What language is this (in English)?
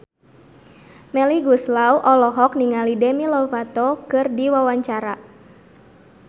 Sundanese